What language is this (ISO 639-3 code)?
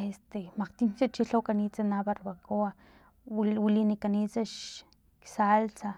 tlp